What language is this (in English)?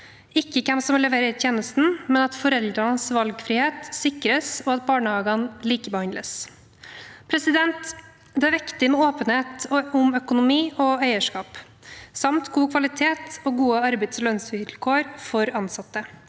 Norwegian